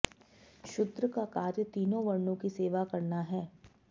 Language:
Sanskrit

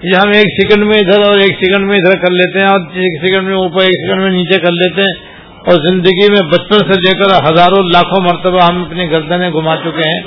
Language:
Urdu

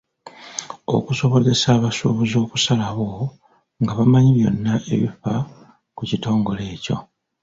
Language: Ganda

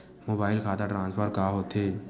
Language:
Chhattisgarhi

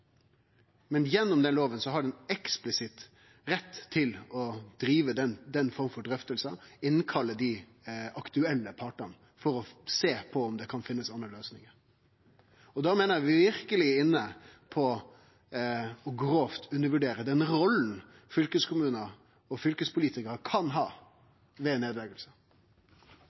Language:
Norwegian Nynorsk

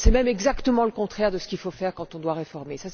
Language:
French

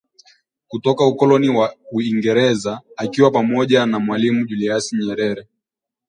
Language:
Swahili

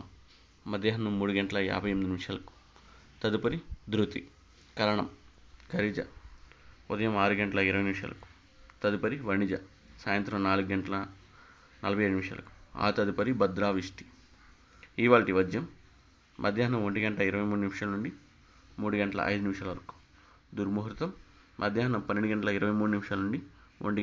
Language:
Telugu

